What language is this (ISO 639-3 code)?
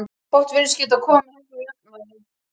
isl